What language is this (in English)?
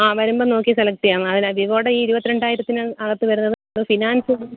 Malayalam